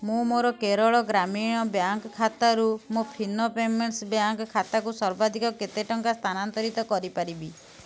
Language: Odia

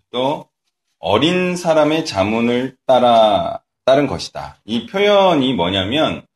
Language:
Korean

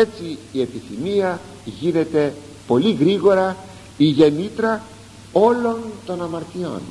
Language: Greek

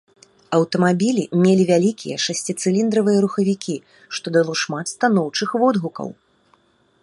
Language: Belarusian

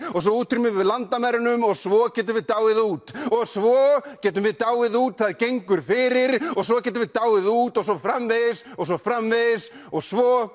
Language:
Icelandic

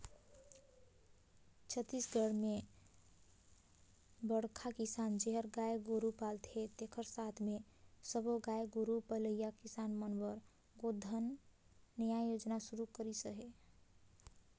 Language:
Chhattisgarhi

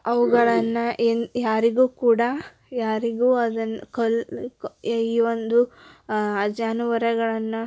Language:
Kannada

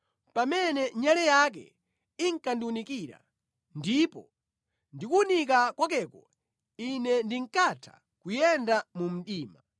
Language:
Nyanja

